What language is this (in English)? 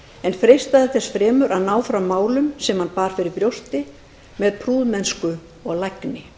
Icelandic